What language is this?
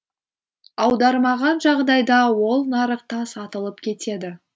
Kazakh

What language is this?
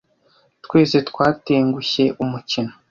Kinyarwanda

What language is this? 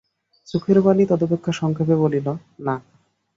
Bangla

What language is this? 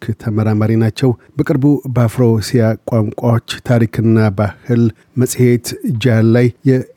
Amharic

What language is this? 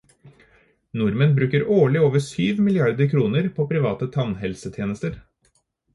Norwegian Bokmål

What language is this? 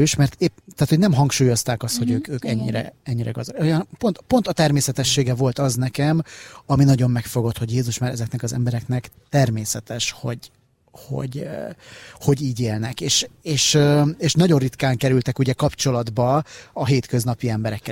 Hungarian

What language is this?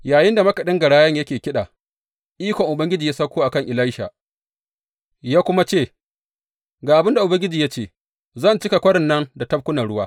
Hausa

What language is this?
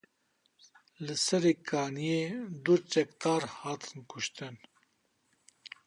Kurdish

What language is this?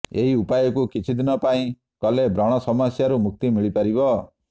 Odia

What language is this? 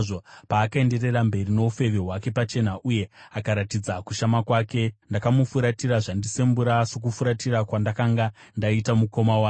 Shona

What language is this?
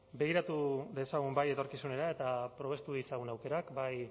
Basque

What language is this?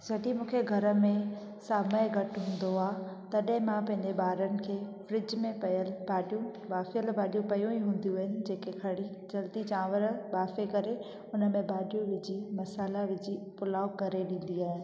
Sindhi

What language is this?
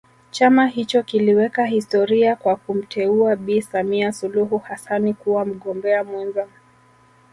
Swahili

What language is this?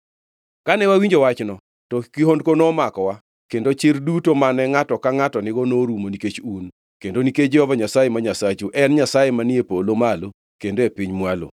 Luo (Kenya and Tanzania)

